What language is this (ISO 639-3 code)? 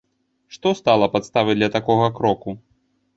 bel